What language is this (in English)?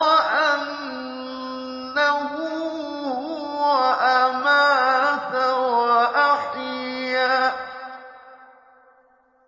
Arabic